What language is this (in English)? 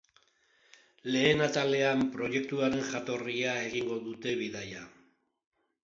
Basque